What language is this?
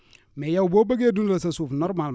Wolof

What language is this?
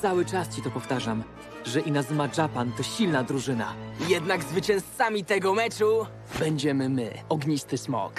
Polish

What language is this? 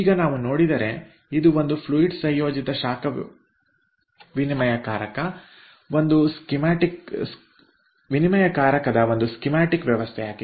Kannada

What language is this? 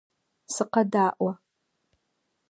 Adyghe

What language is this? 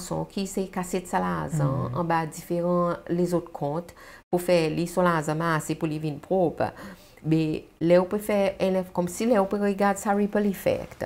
French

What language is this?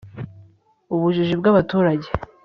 Kinyarwanda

